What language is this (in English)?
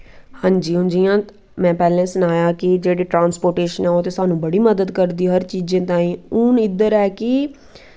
Dogri